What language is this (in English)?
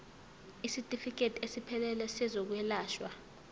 Zulu